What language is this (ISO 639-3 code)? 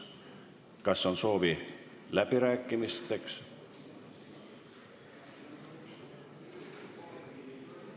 est